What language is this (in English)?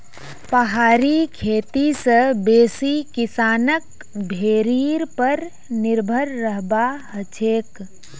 Magahi